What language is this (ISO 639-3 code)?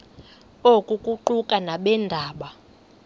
xho